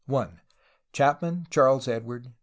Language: English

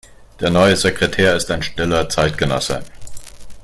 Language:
German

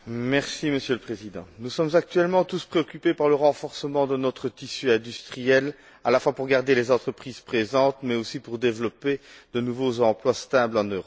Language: French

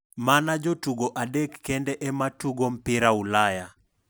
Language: Luo (Kenya and Tanzania)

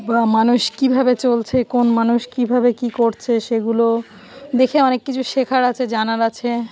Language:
Bangla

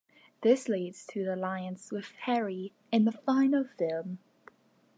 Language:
English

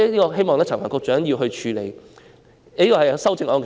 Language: Cantonese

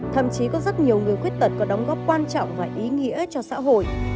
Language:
Vietnamese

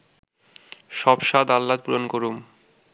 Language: Bangla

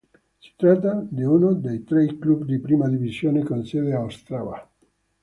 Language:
Italian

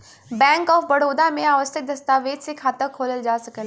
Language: Bhojpuri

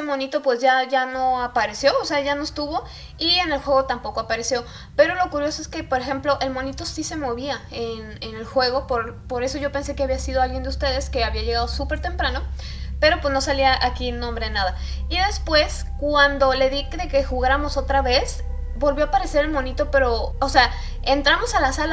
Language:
Spanish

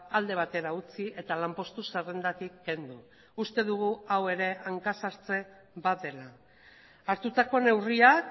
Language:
Basque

